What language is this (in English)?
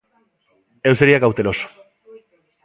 Galician